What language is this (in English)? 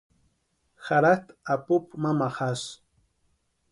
Western Highland Purepecha